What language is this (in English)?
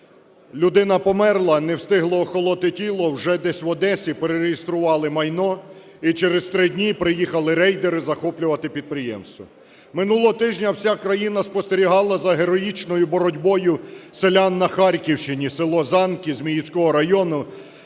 Ukrainian